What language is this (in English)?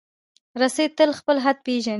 Pashto